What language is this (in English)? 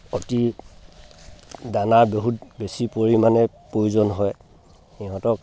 Assamese